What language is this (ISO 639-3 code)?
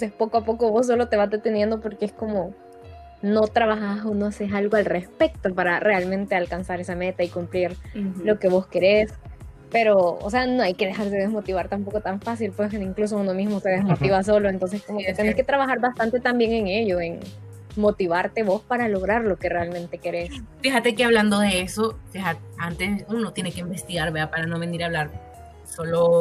spa